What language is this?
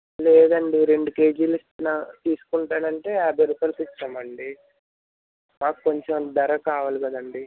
Telugu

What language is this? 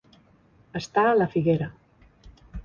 Catalan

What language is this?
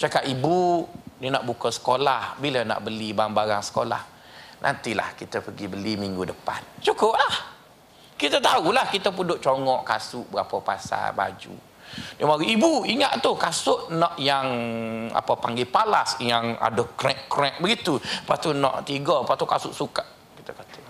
Malay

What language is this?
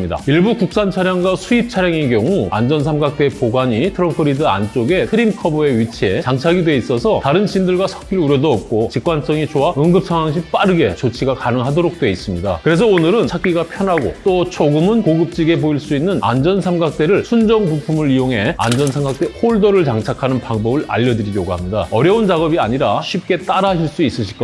Korean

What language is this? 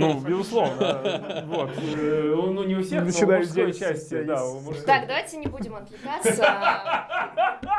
Russian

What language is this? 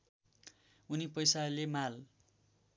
Nepali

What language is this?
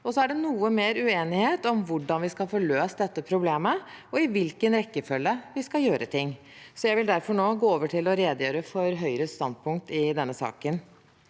Norwegian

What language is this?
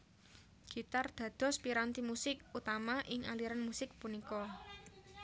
Javanese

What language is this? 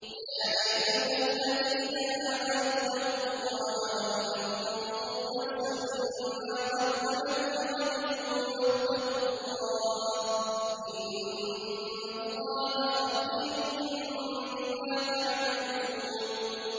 Arabic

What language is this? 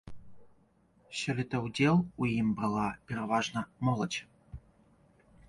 Belarusian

